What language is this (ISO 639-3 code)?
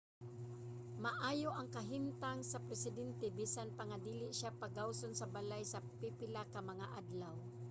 ceb